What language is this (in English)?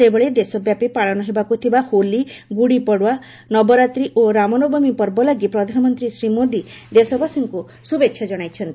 Odia